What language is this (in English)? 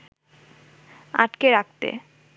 Bangla